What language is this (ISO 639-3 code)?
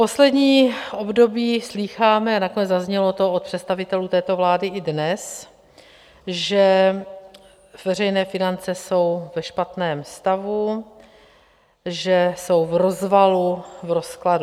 ces